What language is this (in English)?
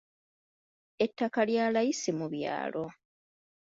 Ganda